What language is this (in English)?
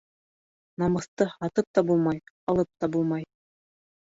Bashkir